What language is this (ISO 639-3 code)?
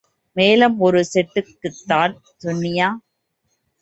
tam